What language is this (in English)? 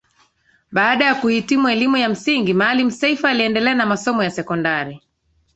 Swahili